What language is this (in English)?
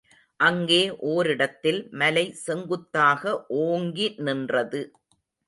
Tamil